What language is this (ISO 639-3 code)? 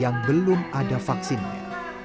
ind